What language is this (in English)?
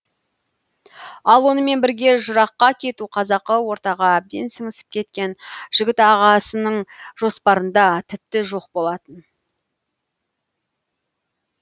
Kazakh